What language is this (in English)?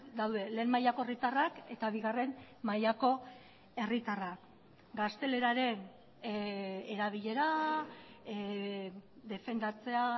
Basque